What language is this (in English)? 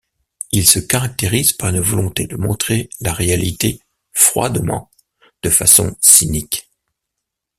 French